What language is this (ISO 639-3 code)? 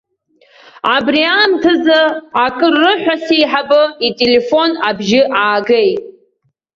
abk